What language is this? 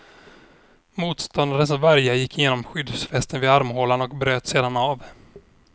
Swedish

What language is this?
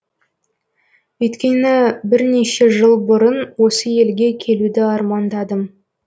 Kazakh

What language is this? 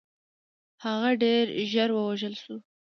Pashto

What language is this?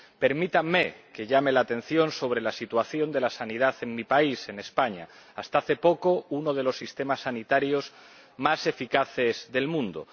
Spanish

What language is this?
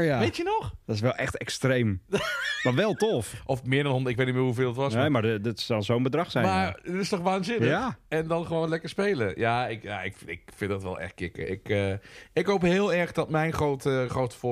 Dutch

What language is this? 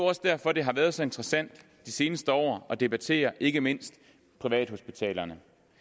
Danish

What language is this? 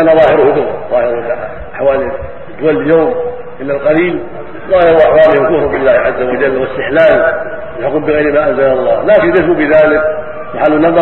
Arabic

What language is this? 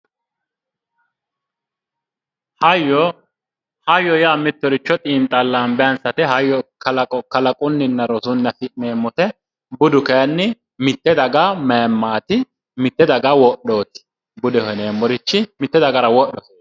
Sidamo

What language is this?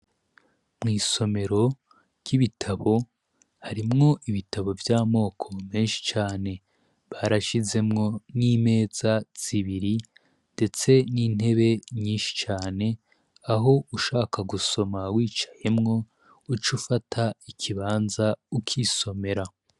Rundi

